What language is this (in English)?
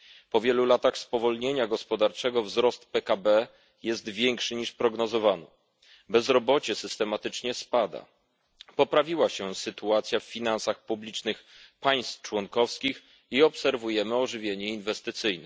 Polish